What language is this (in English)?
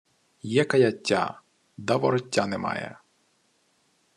Ukrainian